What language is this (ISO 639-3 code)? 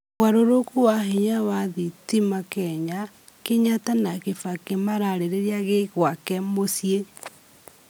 kik